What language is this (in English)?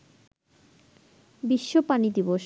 Bangla